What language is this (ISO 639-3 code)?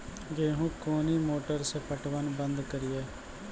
mai